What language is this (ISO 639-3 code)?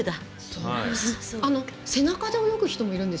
jpn